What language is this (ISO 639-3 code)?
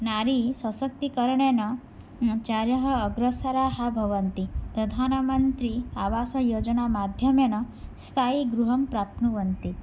san